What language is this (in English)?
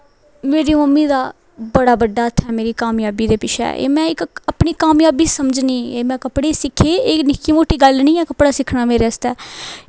Dogri